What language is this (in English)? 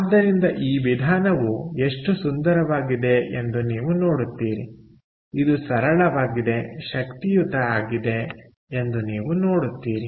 Kannada